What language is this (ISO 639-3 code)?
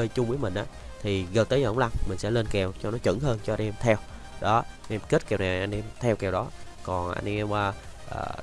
vie